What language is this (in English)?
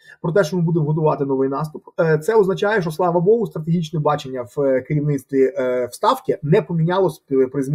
Ukrainian